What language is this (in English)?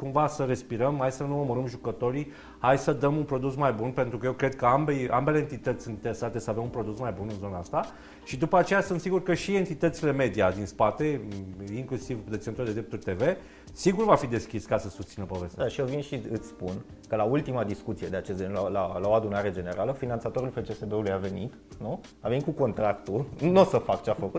Romanian